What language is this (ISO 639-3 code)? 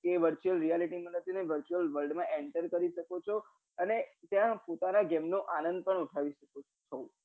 guj